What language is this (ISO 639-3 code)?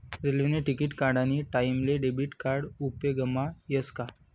mar